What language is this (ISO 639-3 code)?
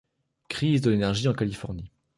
fra